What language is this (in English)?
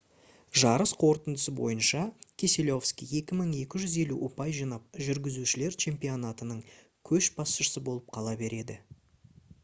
Kazakh